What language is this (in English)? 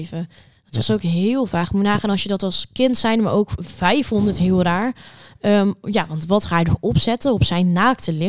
Dutch